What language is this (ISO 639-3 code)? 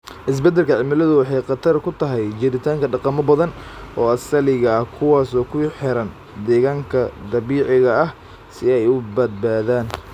som